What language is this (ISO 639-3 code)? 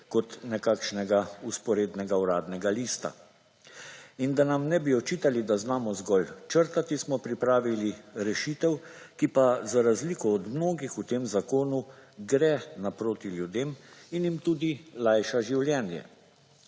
slv